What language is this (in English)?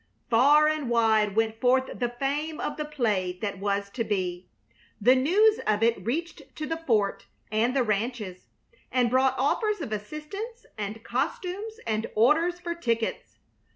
English